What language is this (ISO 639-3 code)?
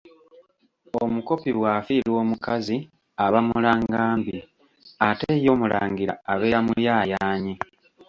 lug